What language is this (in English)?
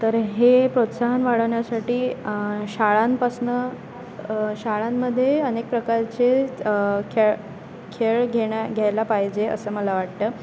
Marathi